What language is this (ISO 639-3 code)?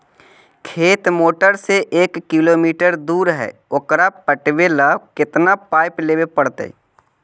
mag